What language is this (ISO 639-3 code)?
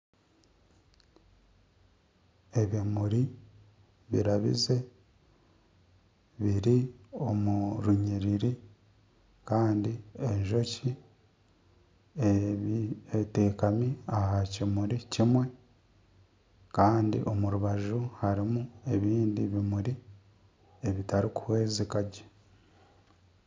nyn